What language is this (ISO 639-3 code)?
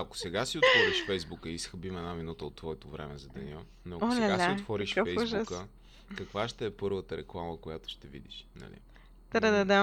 bul